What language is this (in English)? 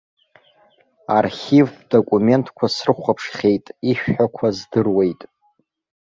Abkhazian